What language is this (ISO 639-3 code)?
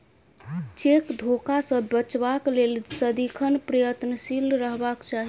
mai